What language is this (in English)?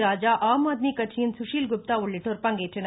Tamil